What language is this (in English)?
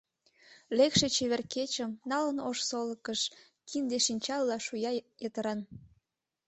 Mari